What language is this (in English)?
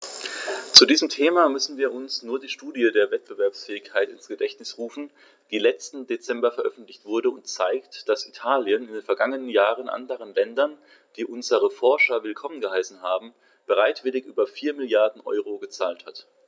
German